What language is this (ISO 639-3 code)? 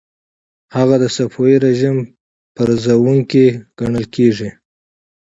pus